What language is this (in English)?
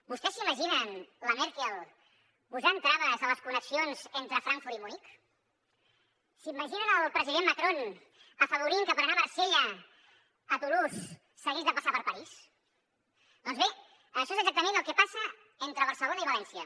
Catalan